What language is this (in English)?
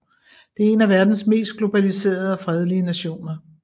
Danish